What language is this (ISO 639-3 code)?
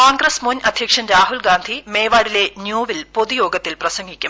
mal